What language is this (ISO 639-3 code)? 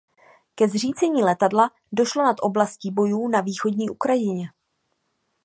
ces